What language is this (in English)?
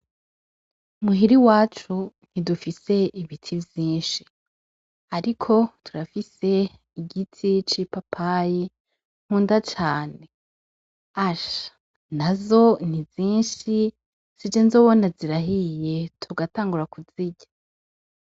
Rundi